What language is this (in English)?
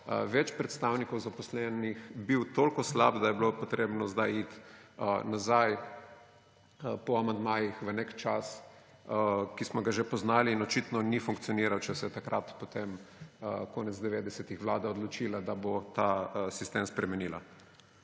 Slovenian